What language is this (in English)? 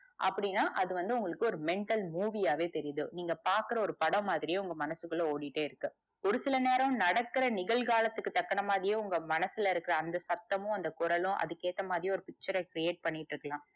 Tamil